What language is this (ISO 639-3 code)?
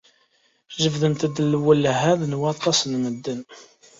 kab